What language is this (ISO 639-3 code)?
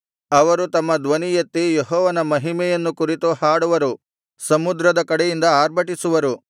kan